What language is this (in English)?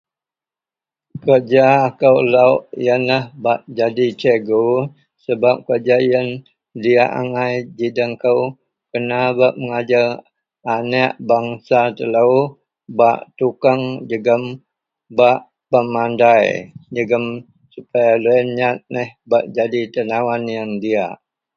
Central Melanau